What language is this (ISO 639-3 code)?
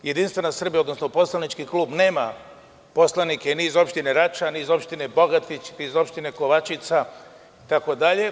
srp